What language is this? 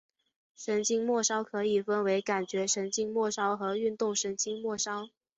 Chinese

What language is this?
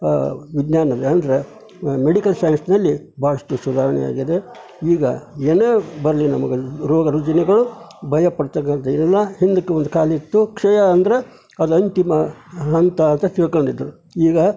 Kannada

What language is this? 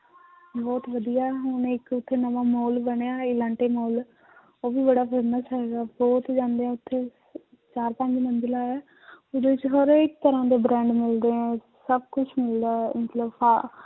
Punjabi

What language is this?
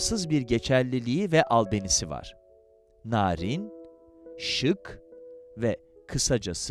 Turkish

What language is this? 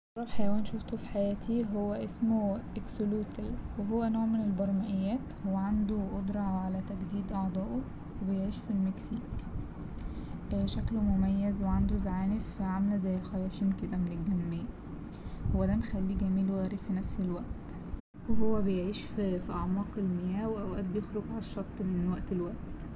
Egyptian Arabic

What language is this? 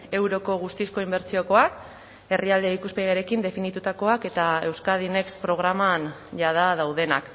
Basque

